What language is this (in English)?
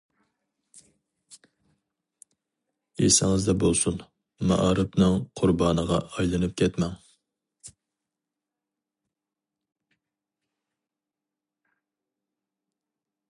Uyghur